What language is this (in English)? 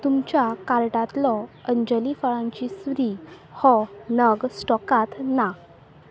Konkani